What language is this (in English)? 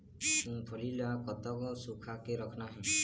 Chhattisgarhi